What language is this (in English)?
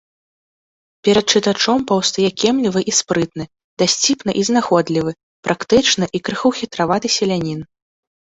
Belarusian